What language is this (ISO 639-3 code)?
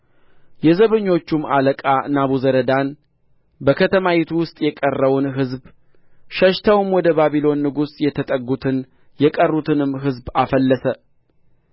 amh